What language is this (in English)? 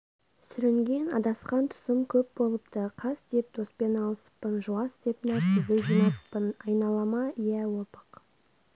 Kazakh